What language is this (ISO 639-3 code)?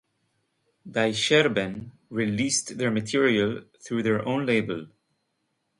eng